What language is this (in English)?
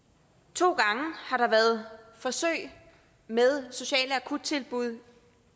Danish